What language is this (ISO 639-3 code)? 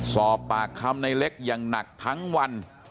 tha